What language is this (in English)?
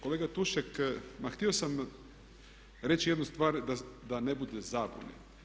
Croatian